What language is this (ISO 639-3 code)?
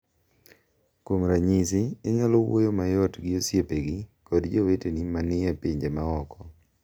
luo